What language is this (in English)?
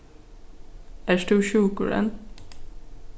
Faroese